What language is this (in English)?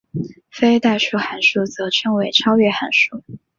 Chinese